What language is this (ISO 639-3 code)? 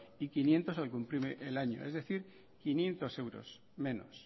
spa